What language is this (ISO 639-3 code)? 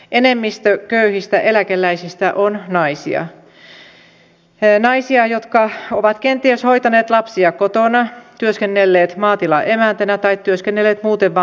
fin